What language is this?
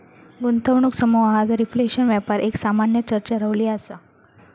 Marathi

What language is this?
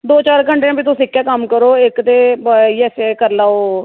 Dogri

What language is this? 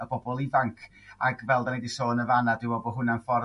Welsh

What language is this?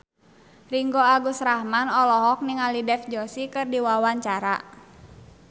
Sundanese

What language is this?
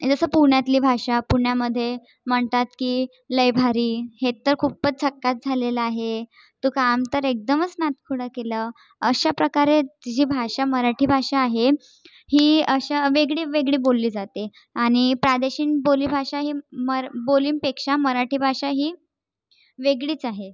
Marathi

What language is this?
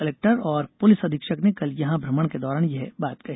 Hindi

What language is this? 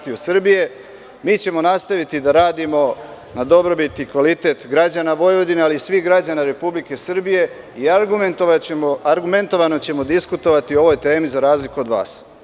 Serbian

